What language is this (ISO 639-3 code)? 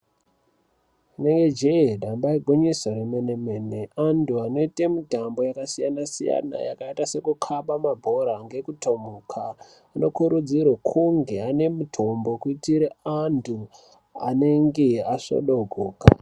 ndc